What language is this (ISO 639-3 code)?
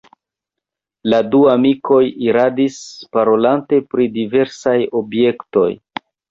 epo